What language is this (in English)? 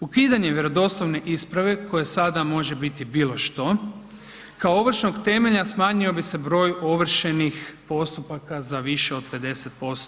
Croatian